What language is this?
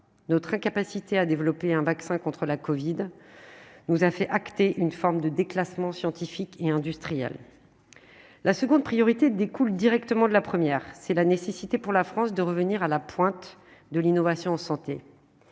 French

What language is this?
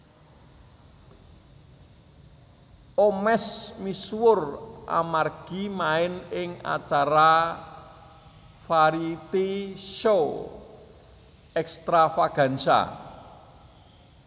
Javanese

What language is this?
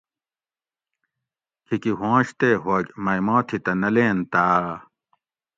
Gawri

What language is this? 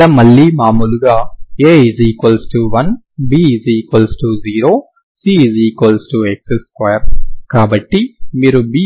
Telugu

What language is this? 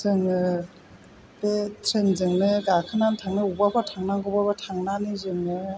Bodo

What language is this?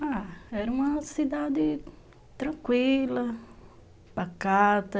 Portuguese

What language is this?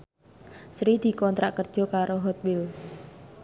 Javanese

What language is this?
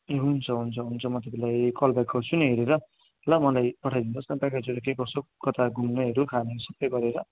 Nepali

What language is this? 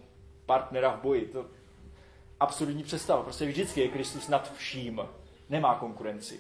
Czech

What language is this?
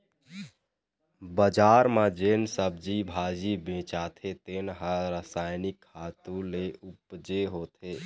Chhattisgarhi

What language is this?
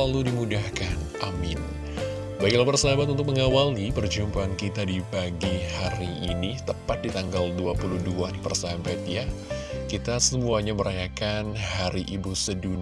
Indonesian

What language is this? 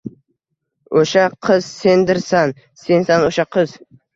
Uzbek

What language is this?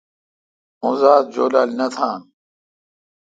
Kalkoti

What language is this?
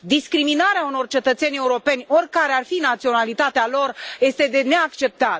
Romanian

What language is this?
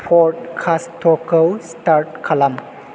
Bodo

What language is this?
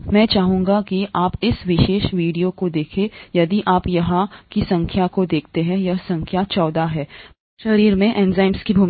Hindi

